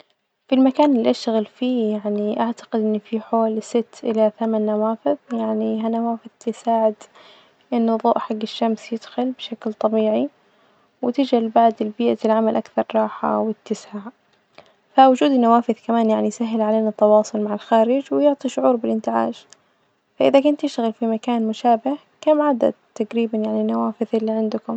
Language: Najdi Arabic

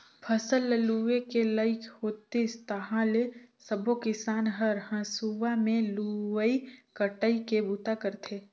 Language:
Chhattisgarhi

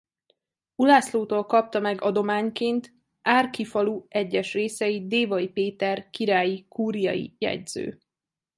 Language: Hungarian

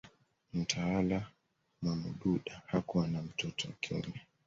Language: Swahili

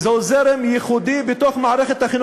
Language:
Hebrew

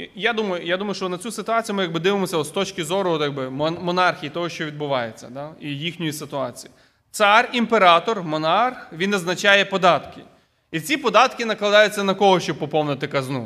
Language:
Ukrainian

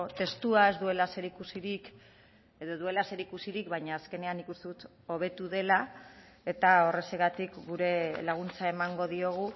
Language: Basque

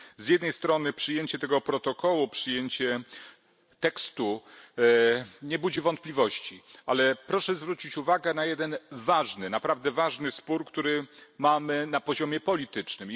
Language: Polish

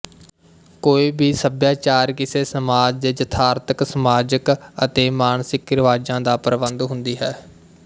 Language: Punjabi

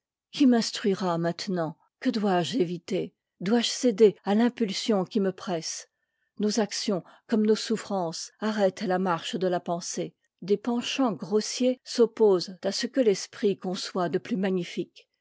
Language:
French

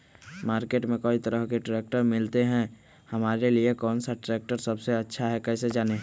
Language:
Magahi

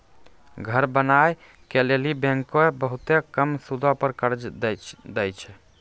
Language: Maithili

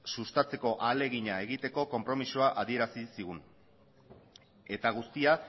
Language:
Basque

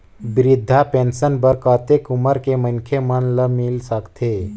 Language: Chhattisgarhi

